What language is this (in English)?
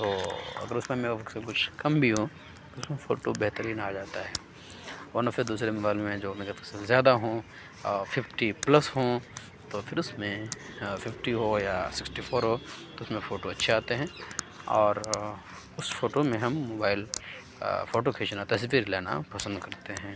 Urdu